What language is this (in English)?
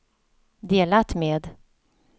Swedish